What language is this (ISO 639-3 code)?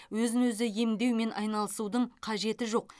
kaz